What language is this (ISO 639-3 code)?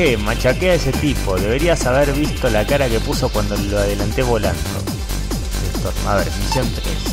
spa